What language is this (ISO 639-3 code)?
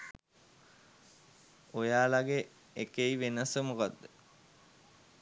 sin